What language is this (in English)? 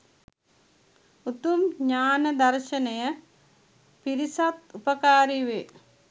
Sinhala